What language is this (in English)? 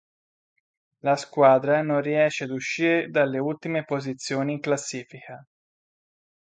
Italian